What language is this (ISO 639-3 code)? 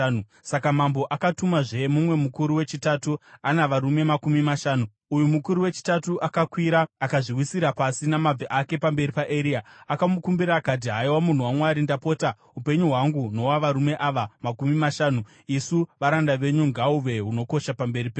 sna